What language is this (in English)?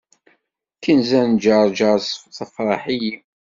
Kabyle